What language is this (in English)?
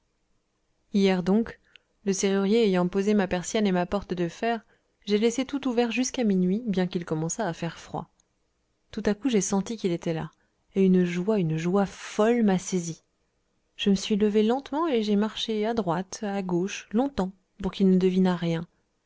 French